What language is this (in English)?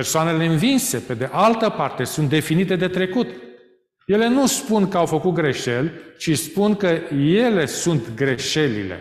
Romanian